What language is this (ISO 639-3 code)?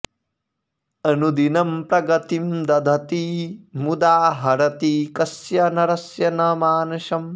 san